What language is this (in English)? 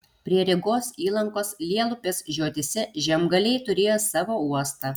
Lithuanian